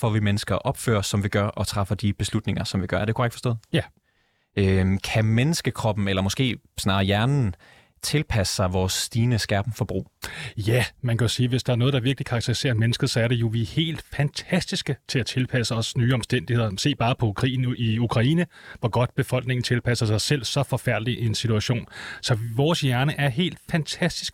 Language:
Danish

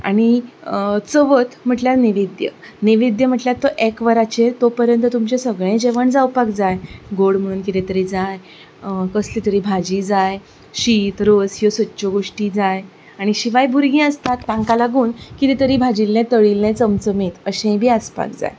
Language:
Konkani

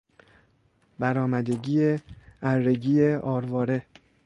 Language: Persian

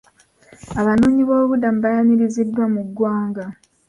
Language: Ganda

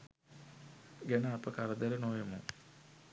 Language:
Sinhala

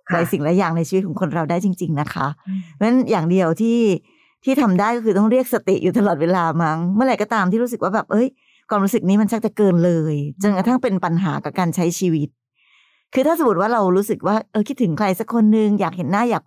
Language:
Thai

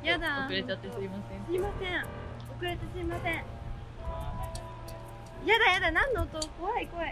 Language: Japanese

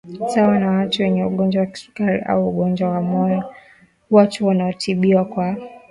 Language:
Swahili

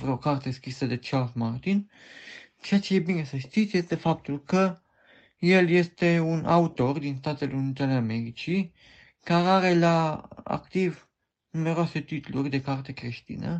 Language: Romanian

